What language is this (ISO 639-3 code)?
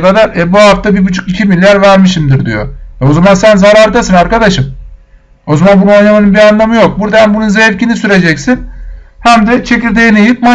tur